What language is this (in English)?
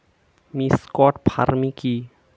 Bangla